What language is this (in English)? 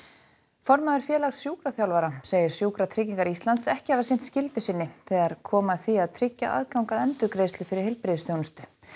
Icelandic